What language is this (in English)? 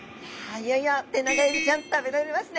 Japanese